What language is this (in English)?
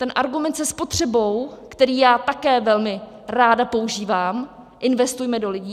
Czech